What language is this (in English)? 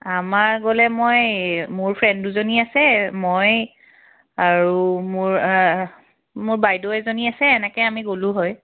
Assamese